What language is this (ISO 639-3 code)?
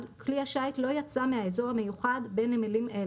heb